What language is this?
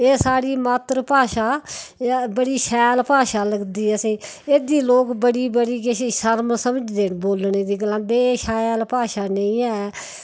Dogri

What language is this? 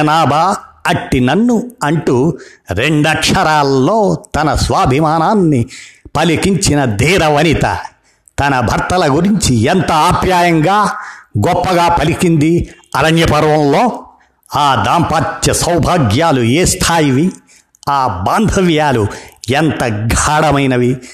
Telugu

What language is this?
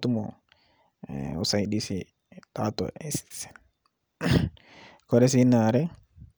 Masai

